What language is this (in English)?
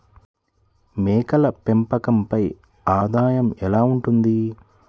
Telugu